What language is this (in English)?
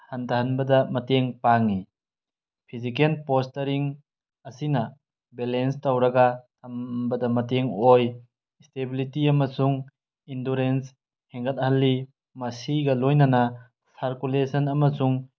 Manipuri